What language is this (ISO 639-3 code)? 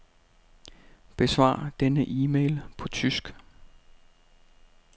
dan